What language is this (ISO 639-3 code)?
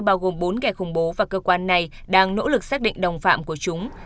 vie